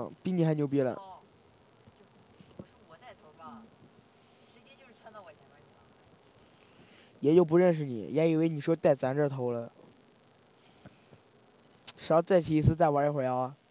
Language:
Chinese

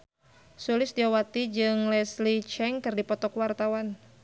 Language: Sundanese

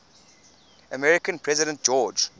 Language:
English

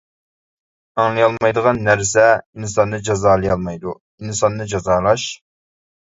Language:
Uyghur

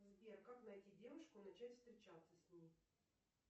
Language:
Russian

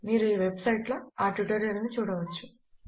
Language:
Telugu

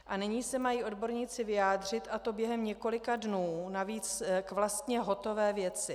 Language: Czech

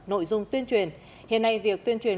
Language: Vietnamese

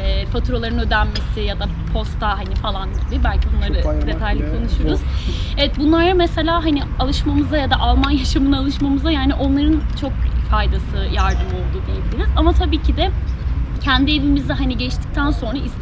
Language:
Turkish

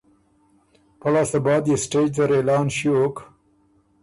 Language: Ormuri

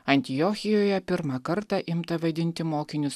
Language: Lithuanian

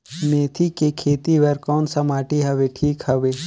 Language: Chhattisgarhi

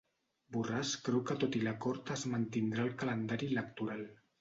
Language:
Catalan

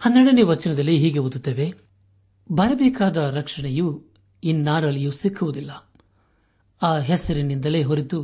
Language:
Kannada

